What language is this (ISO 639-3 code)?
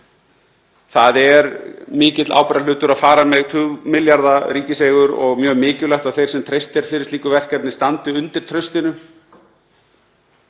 isl